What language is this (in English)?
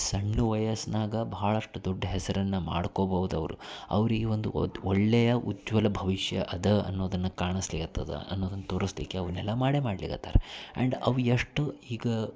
Kannada